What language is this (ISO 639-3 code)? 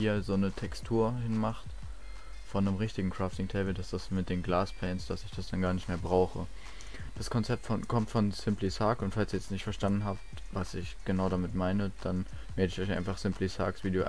deu